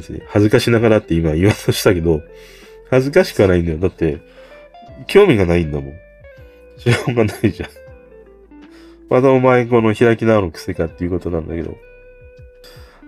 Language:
Japanese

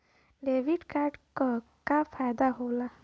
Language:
Bhojpuri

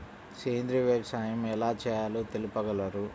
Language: Telugu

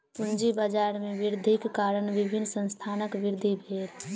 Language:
Maithili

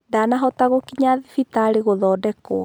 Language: Kikuyu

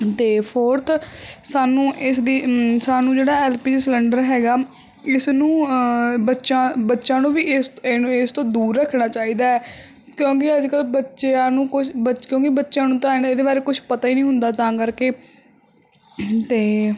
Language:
Punjabi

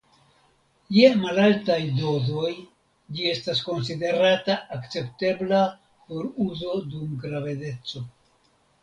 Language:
Esperanto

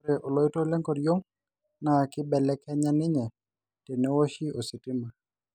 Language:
Masai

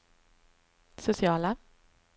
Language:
Swedish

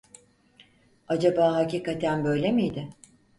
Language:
Turkish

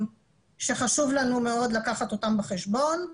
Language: Hebrew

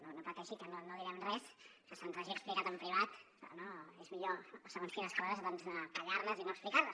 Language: Catalan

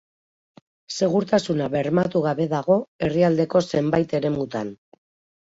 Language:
Basque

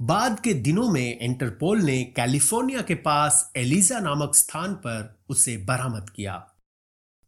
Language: Hindi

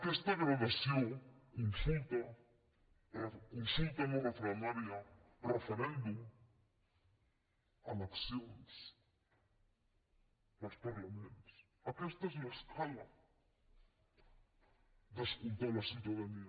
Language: Catalan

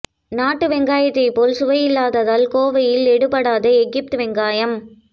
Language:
Tamil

